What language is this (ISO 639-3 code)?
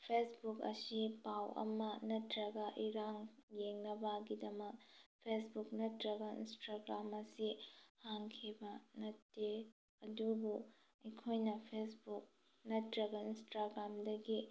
mni